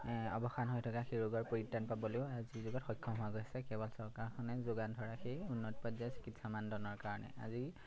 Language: Assamese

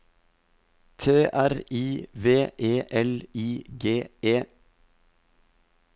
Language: Norwegian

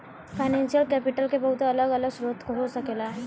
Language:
Bhojpuri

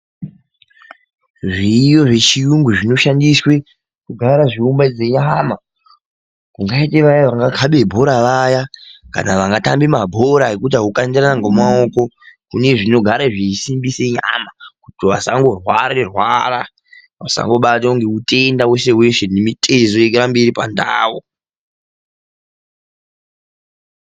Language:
Ndau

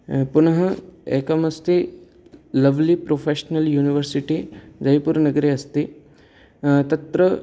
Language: Sanskrit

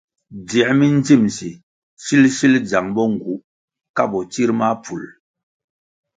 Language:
Kwasio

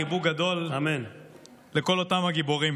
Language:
Hebrew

